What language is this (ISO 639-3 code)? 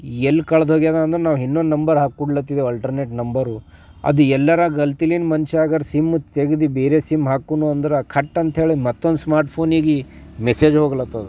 kan